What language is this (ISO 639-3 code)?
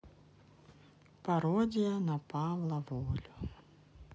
rus